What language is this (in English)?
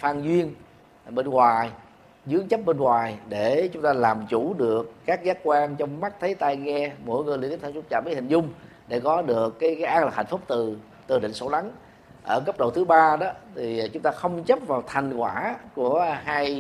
Vietnamese